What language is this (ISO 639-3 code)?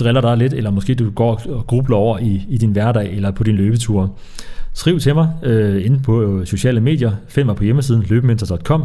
dan